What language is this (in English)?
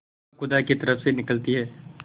Hindi